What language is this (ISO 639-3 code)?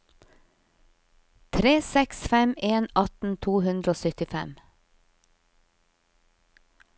nor